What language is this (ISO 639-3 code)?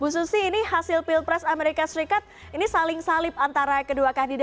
ind